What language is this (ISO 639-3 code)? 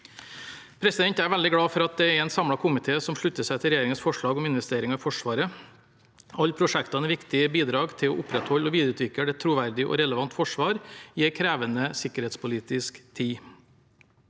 nor